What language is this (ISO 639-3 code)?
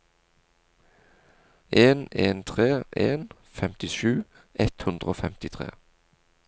nor